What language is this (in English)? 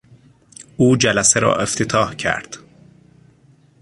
Persian